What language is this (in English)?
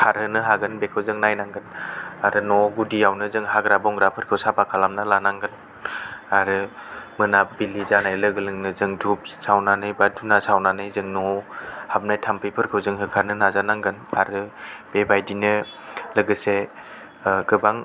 Bodo